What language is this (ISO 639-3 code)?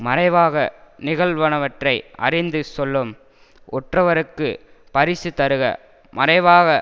tam